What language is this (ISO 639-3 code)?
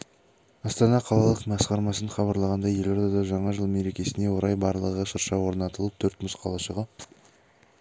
kaz